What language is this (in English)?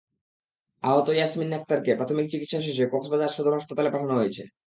Bangla